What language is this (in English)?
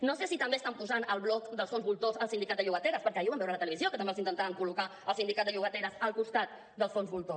Catalan